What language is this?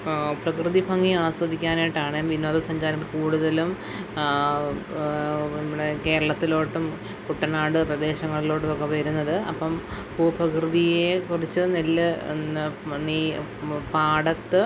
Malayalam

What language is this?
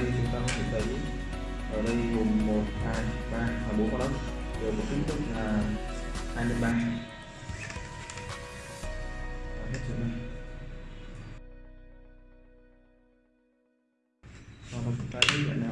Vietnamese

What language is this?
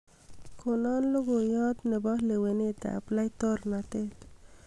Kalenjin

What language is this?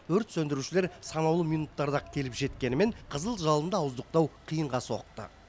Kazakh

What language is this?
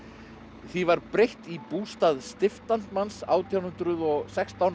Icelandic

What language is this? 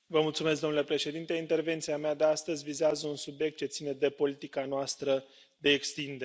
Romanian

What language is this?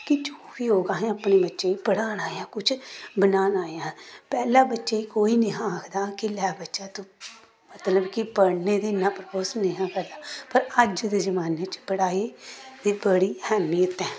Dogri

